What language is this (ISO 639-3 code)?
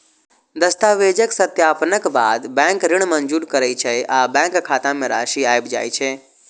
mai